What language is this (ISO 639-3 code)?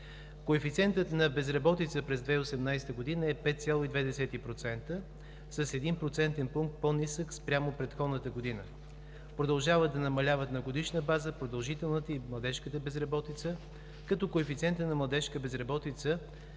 bul